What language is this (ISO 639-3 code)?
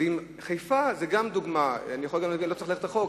heb